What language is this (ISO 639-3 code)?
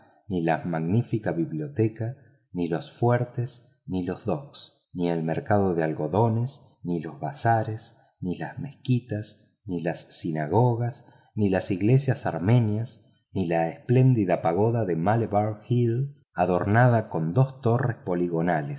spa